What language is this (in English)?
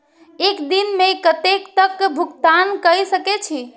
Maithili